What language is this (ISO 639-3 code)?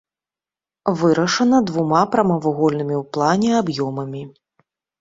bel